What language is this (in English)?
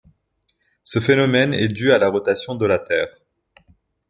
French